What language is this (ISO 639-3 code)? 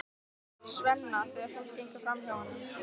isl